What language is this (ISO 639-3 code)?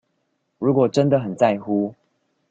zho